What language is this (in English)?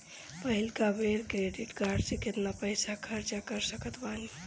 Bhojpuri